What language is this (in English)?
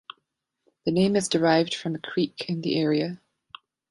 English